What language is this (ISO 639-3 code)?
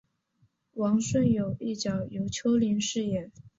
zho